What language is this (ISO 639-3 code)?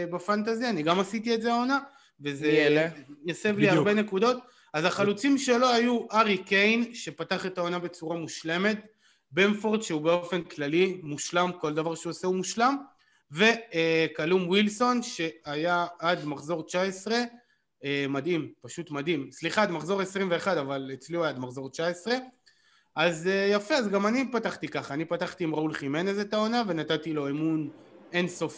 heb